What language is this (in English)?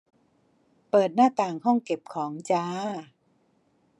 Thai